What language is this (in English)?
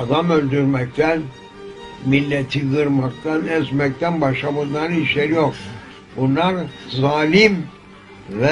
Turkish